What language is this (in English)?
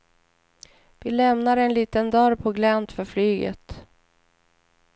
Swedish